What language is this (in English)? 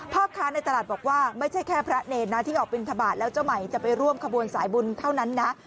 Thai